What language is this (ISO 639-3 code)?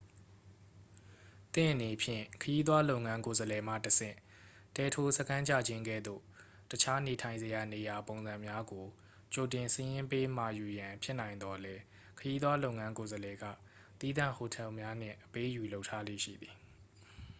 mya